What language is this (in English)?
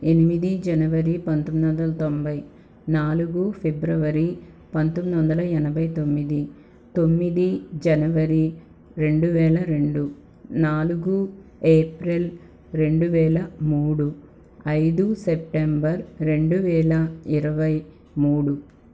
Telugu